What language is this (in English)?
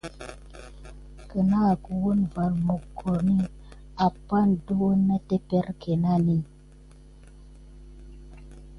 Gidar